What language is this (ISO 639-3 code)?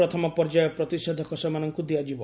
ori